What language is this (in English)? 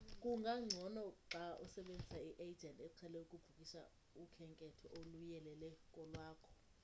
Xhosa